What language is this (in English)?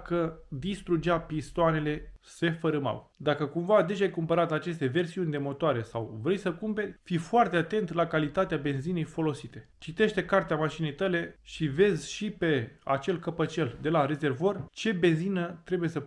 Romanian